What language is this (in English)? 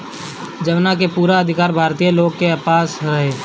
Bhojpuri